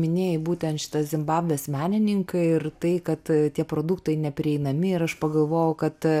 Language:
Lithuanian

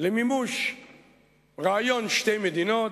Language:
Hebrew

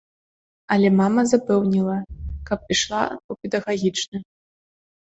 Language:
Belarusian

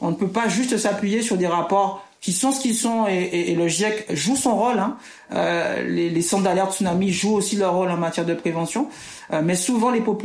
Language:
French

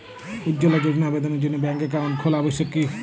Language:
Bangla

